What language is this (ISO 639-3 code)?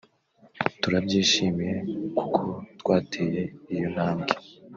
kin